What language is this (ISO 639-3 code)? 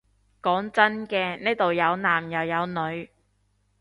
yue